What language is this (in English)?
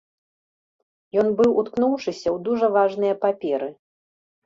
Belarusian